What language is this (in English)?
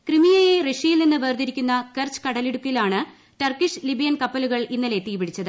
Malayalam